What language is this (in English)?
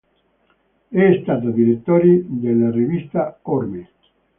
Italian